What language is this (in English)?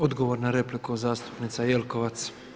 Croatian